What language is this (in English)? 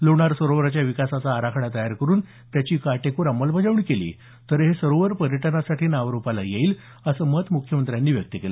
Marathi